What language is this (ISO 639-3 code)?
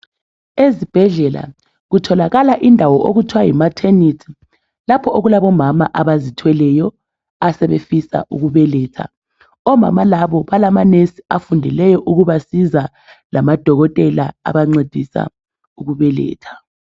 nde